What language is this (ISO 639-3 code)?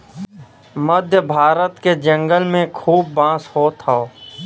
bho